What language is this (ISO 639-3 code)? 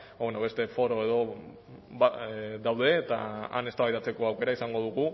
eus